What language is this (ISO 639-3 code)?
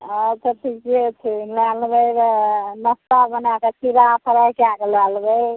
mai